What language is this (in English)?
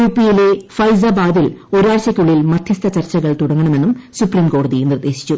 Malayalam